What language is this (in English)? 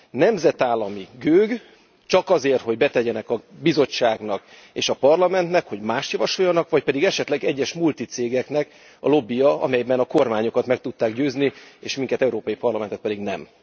Hungarian